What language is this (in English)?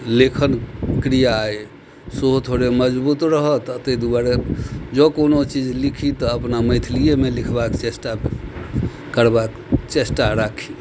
Maithili